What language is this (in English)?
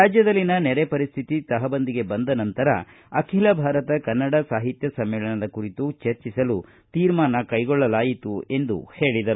Kannada